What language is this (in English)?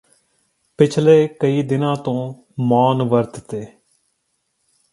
Punjabi